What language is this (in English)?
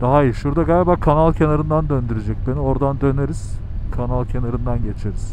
Turkish